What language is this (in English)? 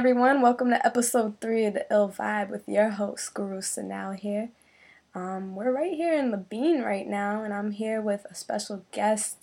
English